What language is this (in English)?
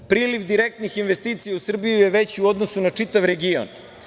Serbian